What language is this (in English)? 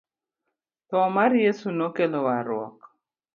Luo (Kenya and Tanzania)